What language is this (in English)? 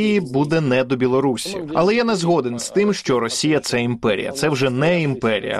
Ukrainian